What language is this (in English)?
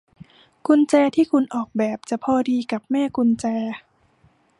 Thai